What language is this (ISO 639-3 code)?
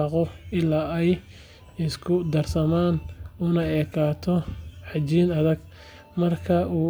som